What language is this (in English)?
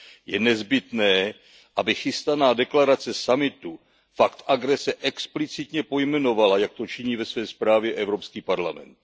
Czech